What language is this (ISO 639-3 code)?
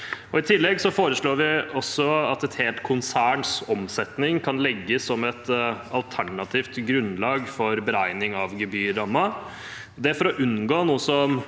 nor